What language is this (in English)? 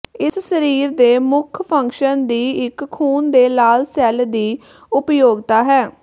Punjabi